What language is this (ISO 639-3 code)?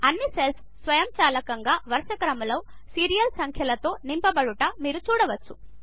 tel